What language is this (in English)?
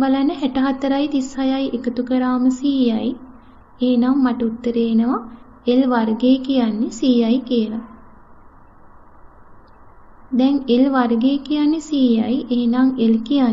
Hindi